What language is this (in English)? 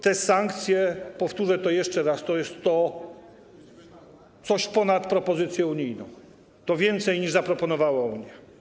Polish